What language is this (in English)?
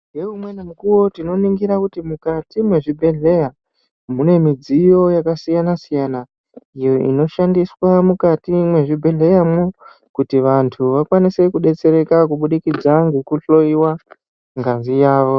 Ndau